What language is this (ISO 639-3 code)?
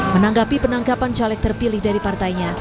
ind